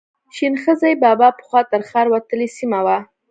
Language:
Pashto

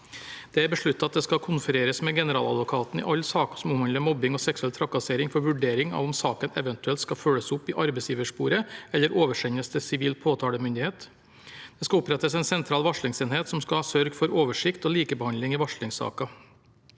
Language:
Norwegian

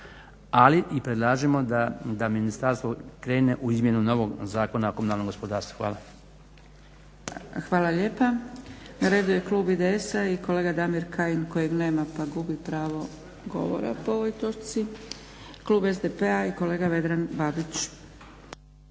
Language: Croatian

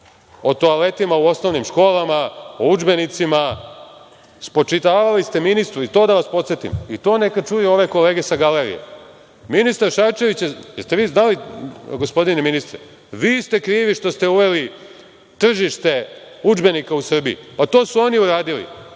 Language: Serbian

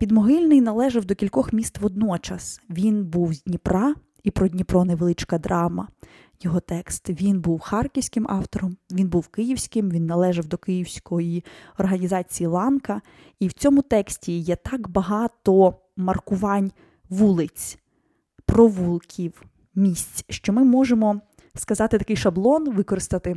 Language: Ukrainian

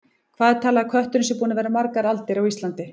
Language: Icelandic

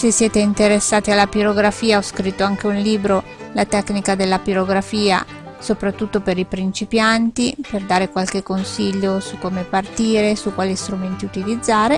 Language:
Italian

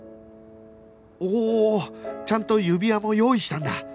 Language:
Japanese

